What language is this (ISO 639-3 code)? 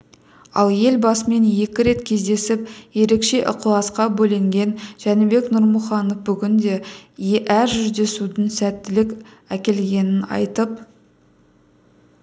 kaz